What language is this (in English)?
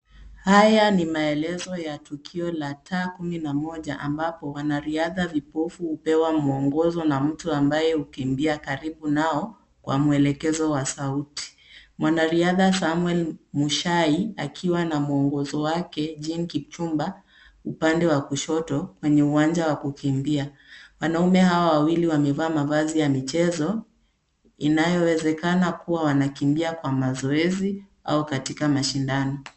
Swahili